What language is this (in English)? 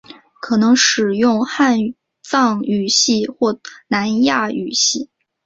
Chinese